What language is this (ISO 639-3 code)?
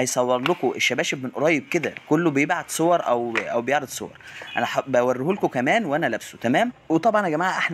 ara